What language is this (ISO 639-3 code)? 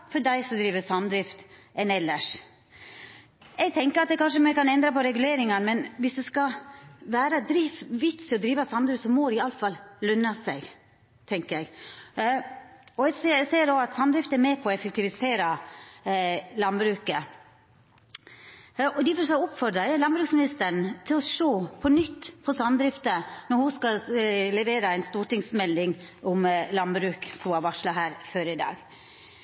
nno